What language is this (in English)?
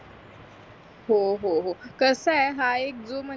Marathi